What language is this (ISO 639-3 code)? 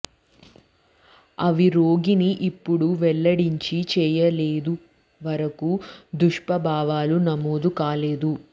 tel